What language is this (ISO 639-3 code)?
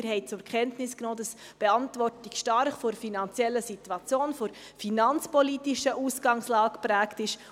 gsw